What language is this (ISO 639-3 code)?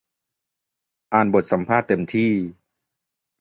tha